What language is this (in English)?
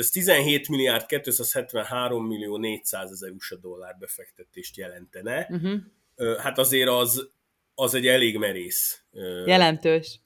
Hungarian